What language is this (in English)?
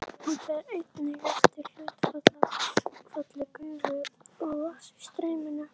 Icelandic